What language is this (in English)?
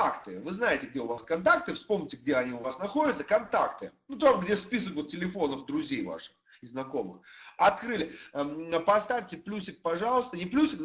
Russian